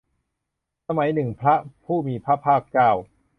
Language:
Thai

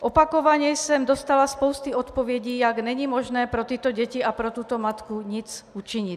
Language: Czech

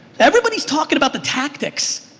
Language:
English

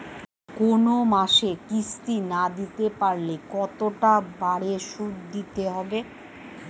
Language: Bangla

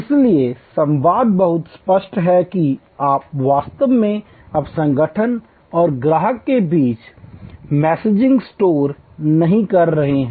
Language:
Hindi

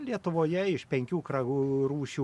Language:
Lithuanian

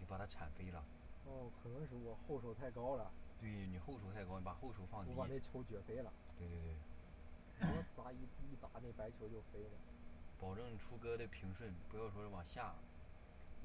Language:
Chinese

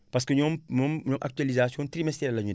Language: Wolof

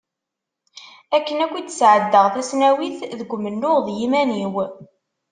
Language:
Kabyle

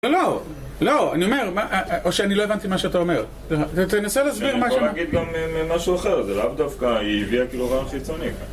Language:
Hebrew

